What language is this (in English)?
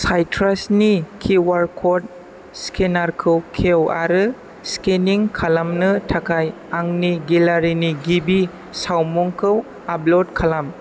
Bodo